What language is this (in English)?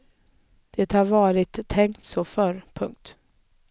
Swedish